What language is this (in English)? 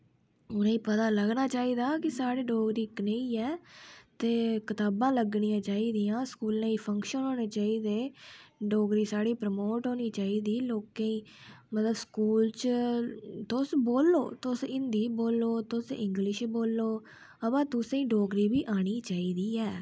Dogri